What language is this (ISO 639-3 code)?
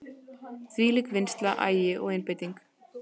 isl